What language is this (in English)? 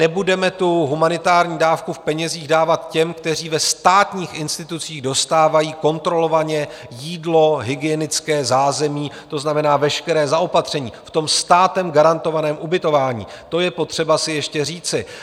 Czech